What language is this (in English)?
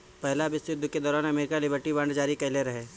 Bhojpuri